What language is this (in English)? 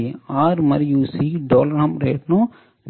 Telugu